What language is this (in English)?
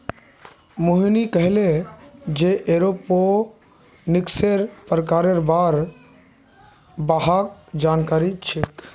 Magahi